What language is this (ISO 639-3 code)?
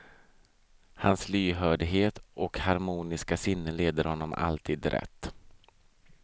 swe